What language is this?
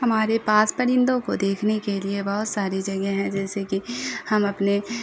Urdu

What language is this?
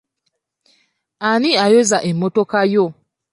Ganda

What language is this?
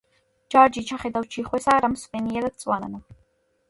Georgian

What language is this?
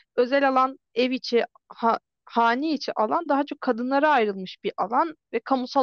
Turkish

